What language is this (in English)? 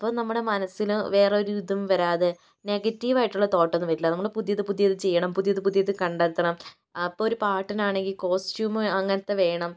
Malayalam